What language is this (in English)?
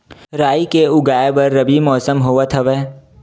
Chhattisgarhi